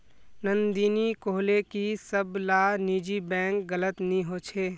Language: Magahi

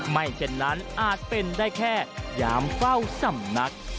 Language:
Thai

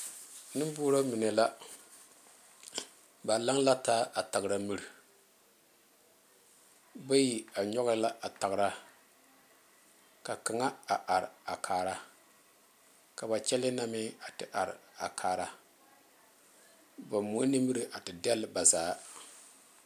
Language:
Southern Dagaare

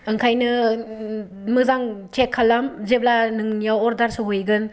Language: Bodo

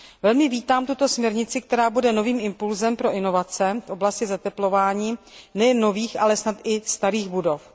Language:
Czech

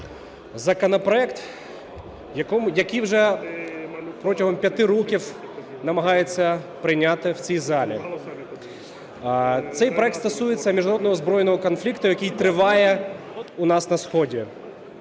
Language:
Ukrainian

